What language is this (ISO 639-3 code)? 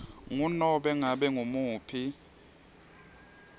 ssw